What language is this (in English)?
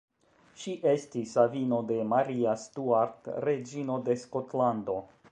Esperanto